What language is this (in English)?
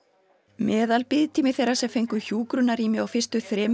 Icelandic